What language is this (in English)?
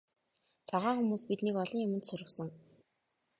Mongolian